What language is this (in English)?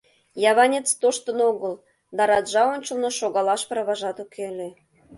Mari